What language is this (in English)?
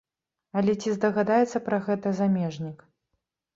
Belarusian